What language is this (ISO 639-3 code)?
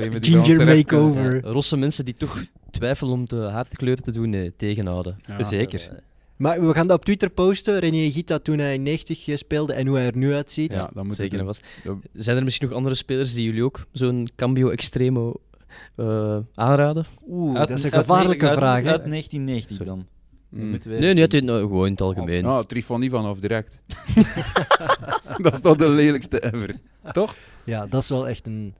nld